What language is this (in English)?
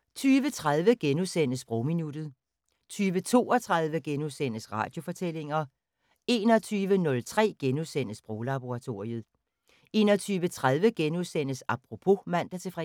Danish